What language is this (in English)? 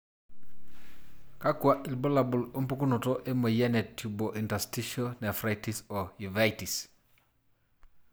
Masai